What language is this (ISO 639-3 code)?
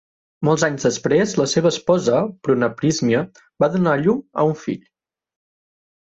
cat